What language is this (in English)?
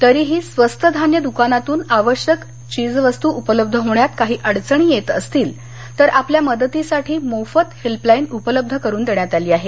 Marathi